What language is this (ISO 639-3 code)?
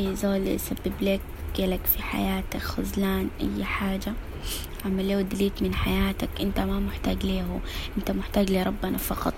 ara